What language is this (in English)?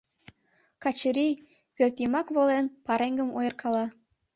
Mari